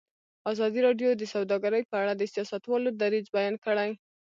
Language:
Pashto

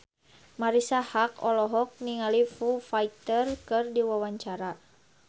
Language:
Sundanese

